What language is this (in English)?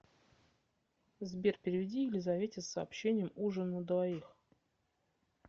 Russian